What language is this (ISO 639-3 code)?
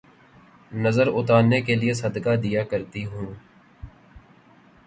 urd